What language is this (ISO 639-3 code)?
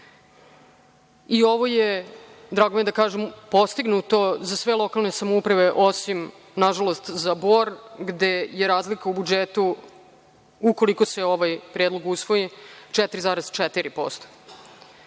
srp